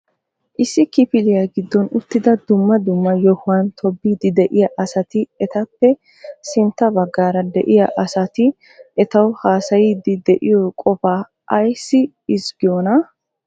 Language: Wolaytta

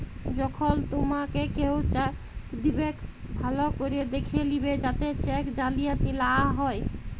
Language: Bangla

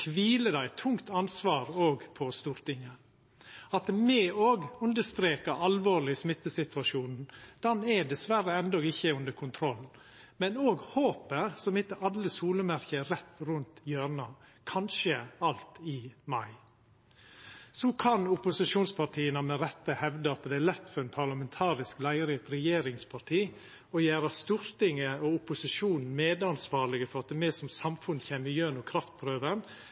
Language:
Norwegian Nynorsk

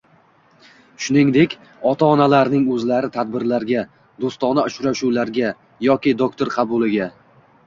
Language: Uzbek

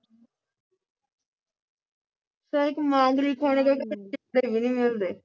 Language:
Punjabi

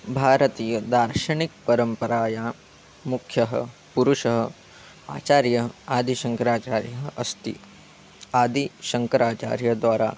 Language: Sanskrit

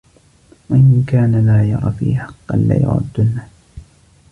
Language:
Arabic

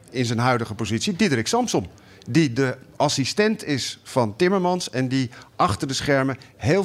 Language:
Dutch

